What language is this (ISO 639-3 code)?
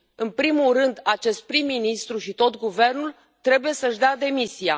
ron